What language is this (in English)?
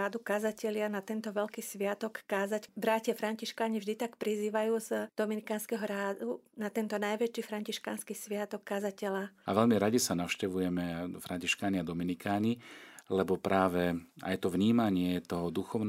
Slovak